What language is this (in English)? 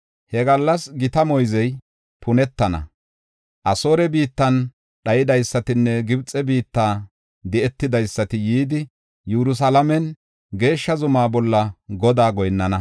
Gofa